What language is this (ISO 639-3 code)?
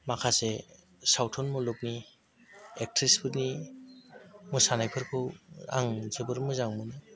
brx